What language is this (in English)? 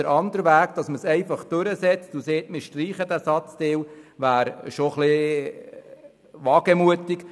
Swiss German